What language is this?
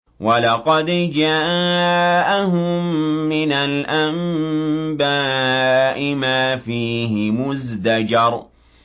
Arabic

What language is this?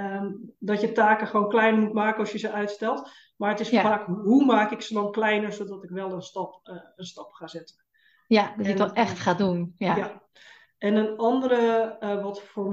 Dutch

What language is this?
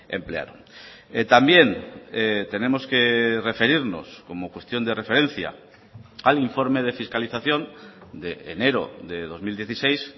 Spanish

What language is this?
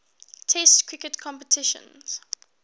English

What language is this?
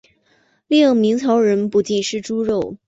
Chinese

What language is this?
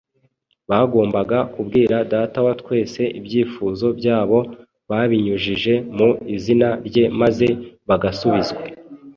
Kinyarwanda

